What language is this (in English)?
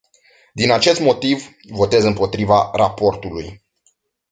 Romanian